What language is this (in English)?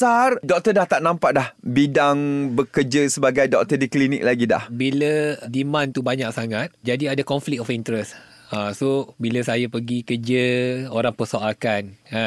Malay